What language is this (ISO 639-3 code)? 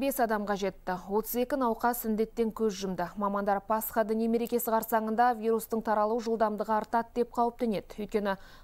rus